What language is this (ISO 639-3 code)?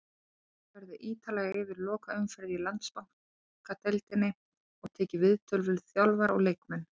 isl